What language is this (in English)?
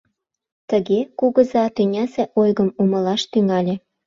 Mari